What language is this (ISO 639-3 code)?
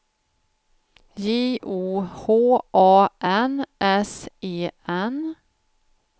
swe